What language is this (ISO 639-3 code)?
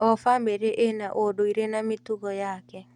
kik